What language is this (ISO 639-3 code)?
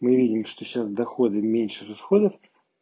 rus